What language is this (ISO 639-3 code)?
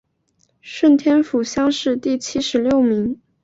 zho